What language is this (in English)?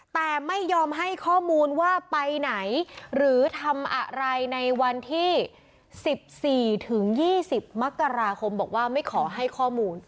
Thai